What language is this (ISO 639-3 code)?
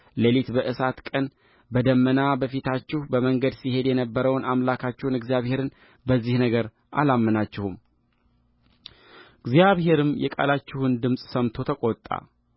amh